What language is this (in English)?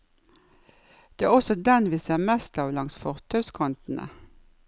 Norwegian